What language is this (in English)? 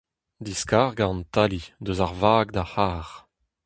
Breton